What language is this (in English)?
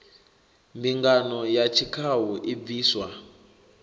Venda